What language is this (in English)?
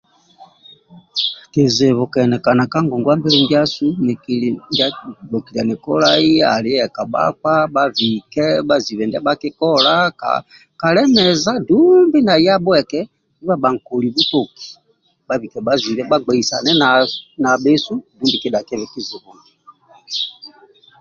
Amba (Uganda)